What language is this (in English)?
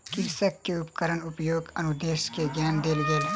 Maithili